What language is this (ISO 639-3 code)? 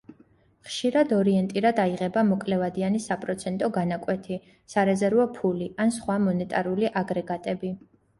kat